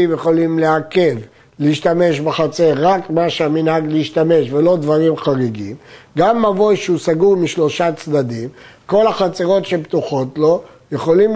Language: Hebrew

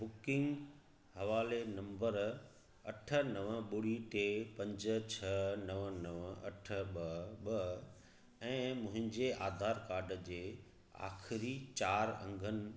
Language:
Sindhi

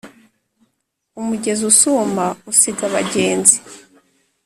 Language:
Kinyarwanda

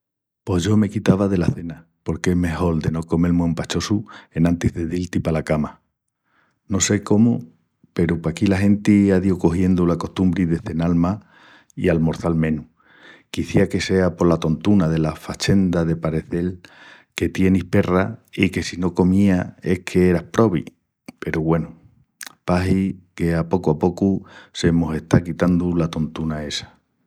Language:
Extremaduran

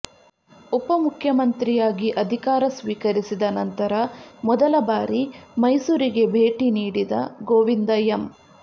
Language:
Kannada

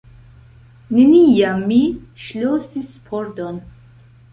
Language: Esperanto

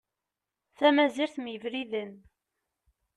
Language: Kabyle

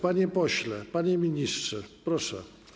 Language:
Polish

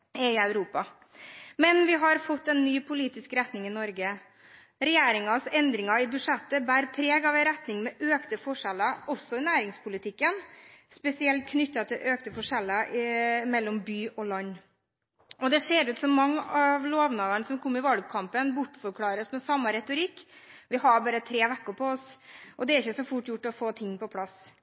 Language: Norwegian Bokmål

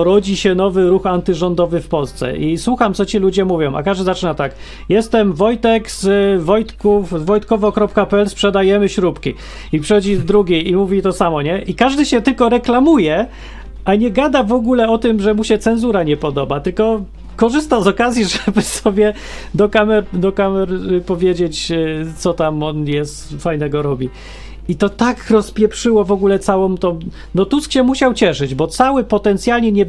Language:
Polish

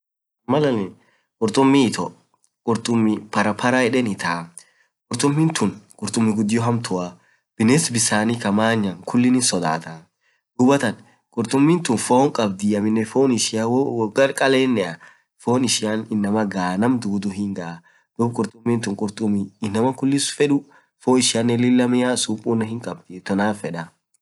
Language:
Orma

